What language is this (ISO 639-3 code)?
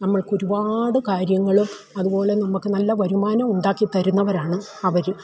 mal